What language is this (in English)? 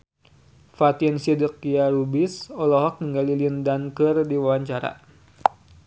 Sundanese